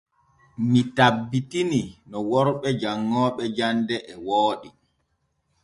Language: Borgu Fulfulde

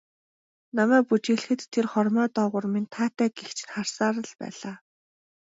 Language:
Mongolian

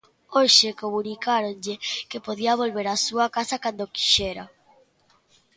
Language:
Galician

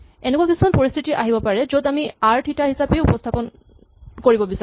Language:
Assamese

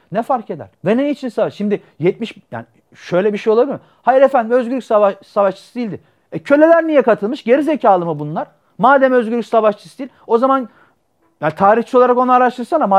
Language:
Turkish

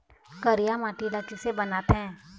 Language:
Chhattisgarhi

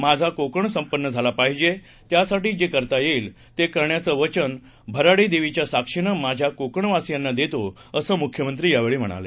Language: Marathi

